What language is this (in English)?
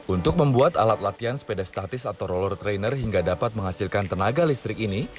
Indonesian